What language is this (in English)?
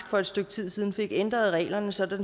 Danish